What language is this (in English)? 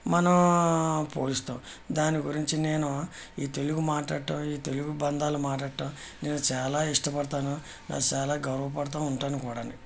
Telugu